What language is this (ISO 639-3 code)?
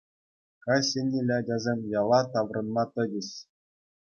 chv